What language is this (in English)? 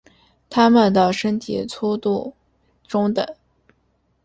Chinese